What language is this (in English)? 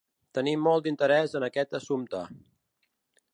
Catalan